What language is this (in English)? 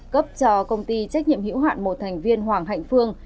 Vietnamese